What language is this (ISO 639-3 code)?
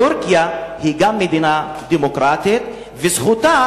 heb